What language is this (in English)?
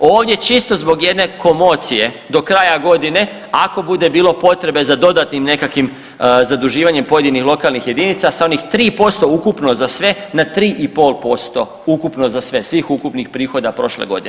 Croatian